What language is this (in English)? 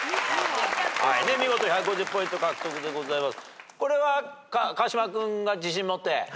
Japanese